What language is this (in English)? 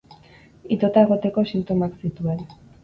Basque